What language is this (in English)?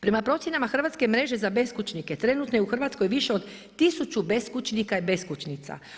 Croatian